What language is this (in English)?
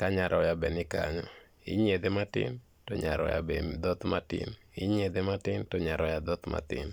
Luo (Kenya and Tanzania)